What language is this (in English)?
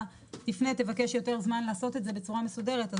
Hebrew